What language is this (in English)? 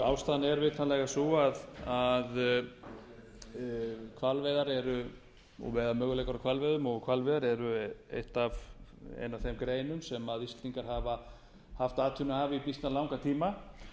Icelandic